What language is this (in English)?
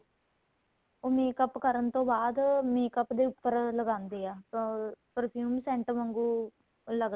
Punjabi